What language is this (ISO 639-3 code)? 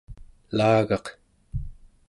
esu